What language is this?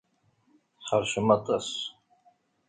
Kabyle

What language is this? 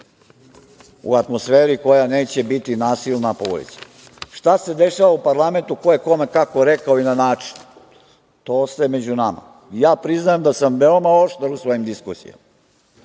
Serbian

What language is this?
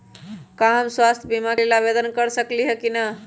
Magahi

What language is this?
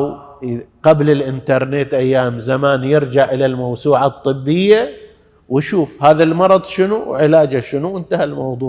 Arabic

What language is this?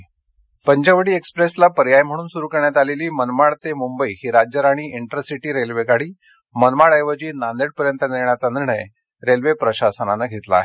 Marathi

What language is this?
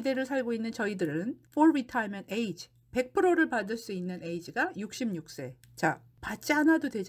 Korean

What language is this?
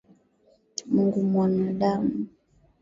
Swahili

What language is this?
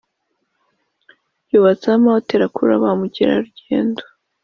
Kinyarwanda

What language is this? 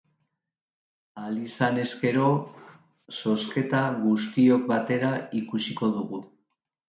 Basque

